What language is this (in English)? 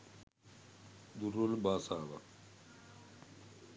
Sinhala